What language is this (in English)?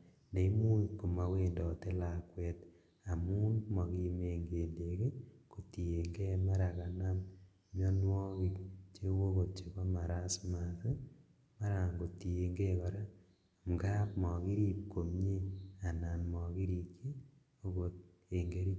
Kalenjin